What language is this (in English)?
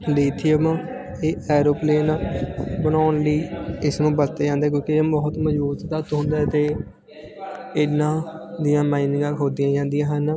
Punjabi